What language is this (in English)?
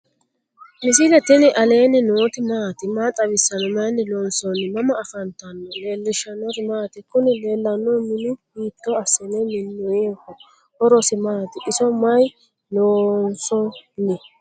Sidamo